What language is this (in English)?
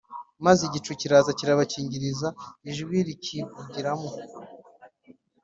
Kinyarwanda